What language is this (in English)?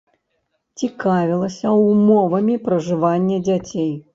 Belarusian